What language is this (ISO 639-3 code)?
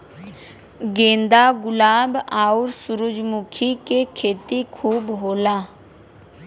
bho